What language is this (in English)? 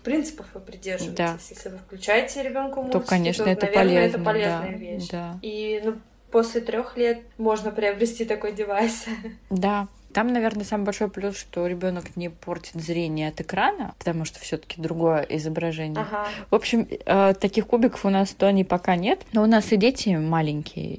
Russian